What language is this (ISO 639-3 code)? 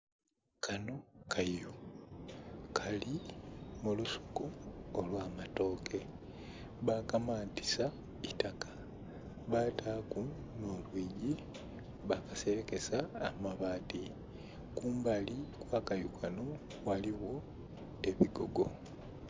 xog